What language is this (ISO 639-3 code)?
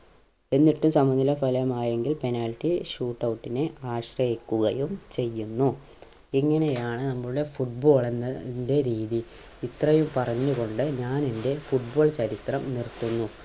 mal